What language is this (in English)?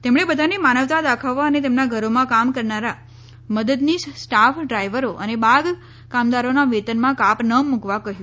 Gujarati